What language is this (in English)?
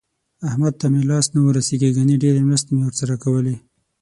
Pashto